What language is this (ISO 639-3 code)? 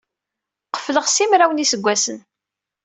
kab